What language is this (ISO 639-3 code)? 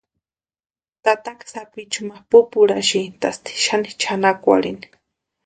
pua